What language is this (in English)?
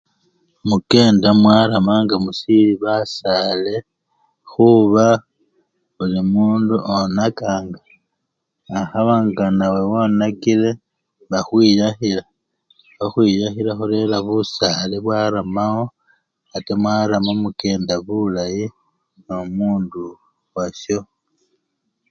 Luyia